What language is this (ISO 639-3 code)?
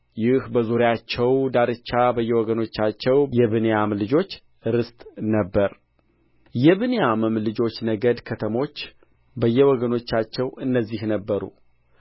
amh